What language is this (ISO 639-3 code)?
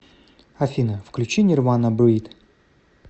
rus